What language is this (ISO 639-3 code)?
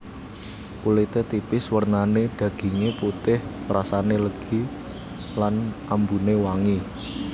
jav